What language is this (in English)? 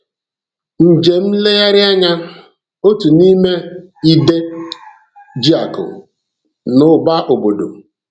Igbo